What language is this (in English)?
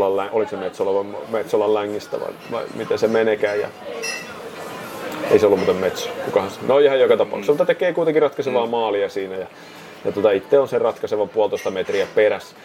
Finnish